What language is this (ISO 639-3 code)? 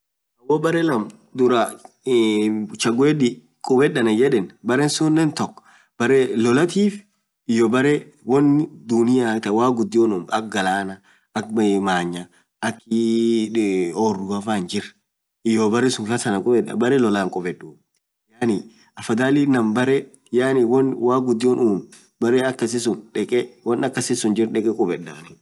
orc